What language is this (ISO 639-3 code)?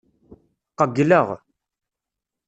kab